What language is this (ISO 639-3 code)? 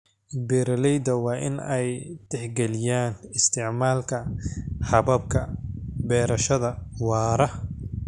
som